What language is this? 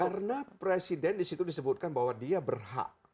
Indonesian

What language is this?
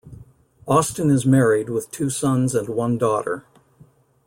English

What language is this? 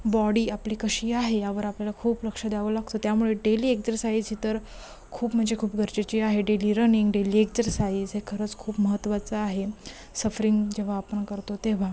Marathi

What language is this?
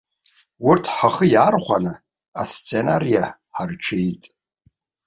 Abkhazian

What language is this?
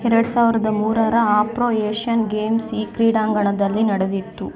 Kannada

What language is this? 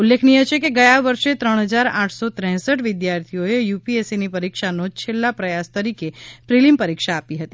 Gujarati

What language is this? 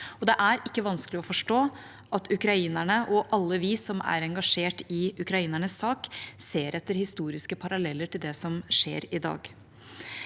Norwegian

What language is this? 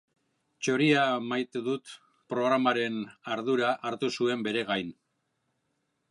Basque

